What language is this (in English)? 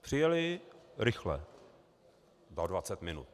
Czech